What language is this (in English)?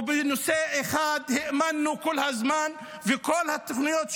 Hebrew